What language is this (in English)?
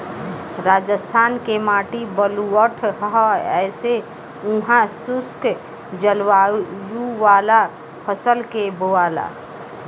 Bhojpuri